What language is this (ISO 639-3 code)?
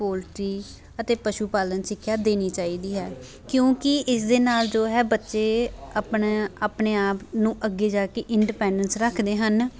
pan